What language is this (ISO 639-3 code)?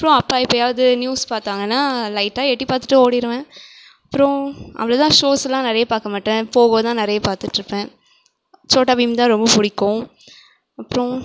tam